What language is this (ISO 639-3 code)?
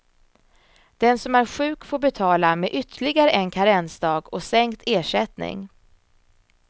swe